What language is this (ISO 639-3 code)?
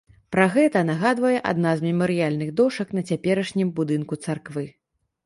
bel